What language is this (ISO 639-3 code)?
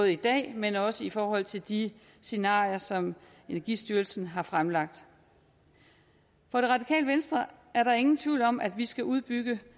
dan